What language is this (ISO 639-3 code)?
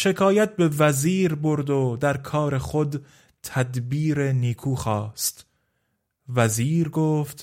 fas